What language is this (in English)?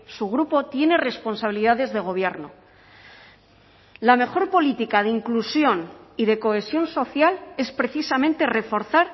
Spanish